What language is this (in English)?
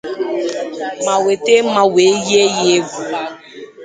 Igbo